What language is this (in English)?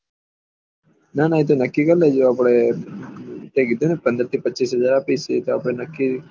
Gujarati